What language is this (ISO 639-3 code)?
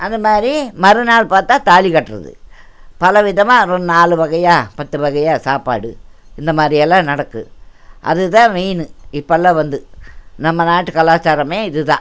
tam